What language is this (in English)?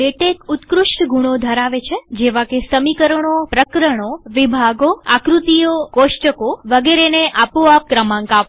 Gujarati